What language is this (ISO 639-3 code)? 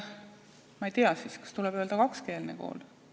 est